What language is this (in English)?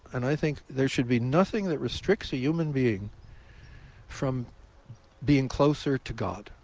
English